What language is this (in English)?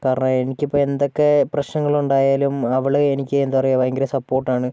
Malayalam